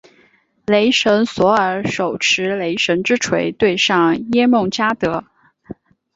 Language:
Chinese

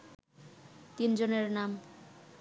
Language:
Bangla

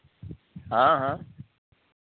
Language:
Hindi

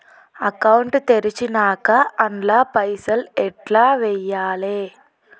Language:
Telugu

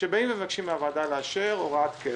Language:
Hebrew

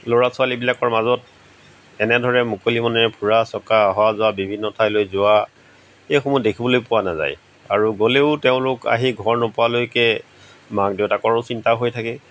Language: Assamese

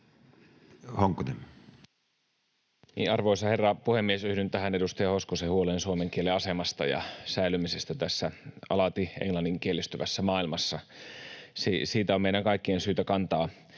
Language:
Finnish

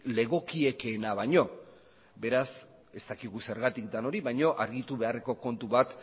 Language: Basque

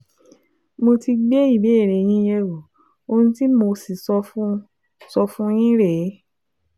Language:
Yoruba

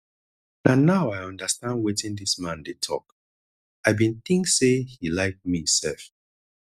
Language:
Nigerian Pidgin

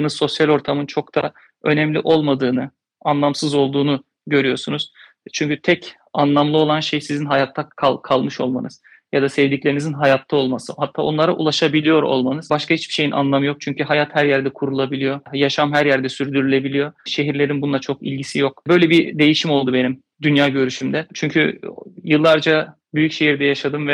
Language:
Turkish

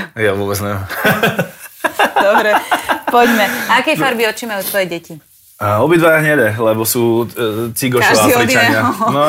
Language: Slovak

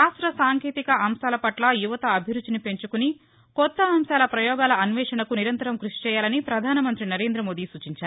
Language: Telugu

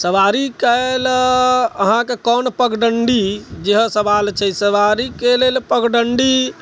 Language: Maithili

